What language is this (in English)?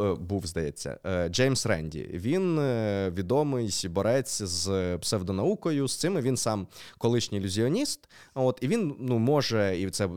Ukrainian